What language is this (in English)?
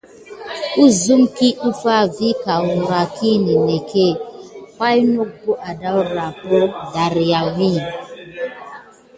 Gidar